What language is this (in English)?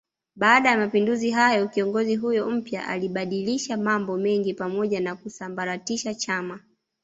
Swahili